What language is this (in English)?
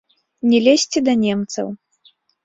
Belarusian